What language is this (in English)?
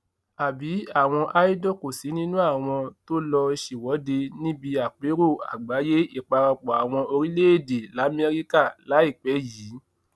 Yoruba